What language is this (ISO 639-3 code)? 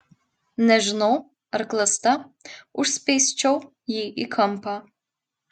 lit